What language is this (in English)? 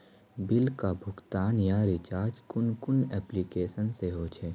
Magahi